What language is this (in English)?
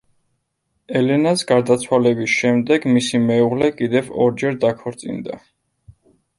Georgian